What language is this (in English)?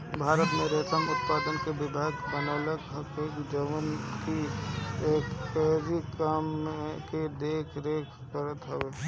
Bhojpuri